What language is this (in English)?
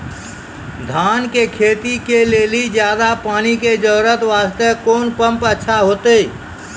Maithili